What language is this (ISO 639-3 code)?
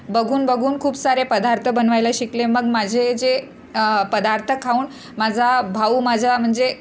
mar